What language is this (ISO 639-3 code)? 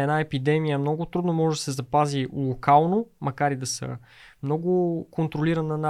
bul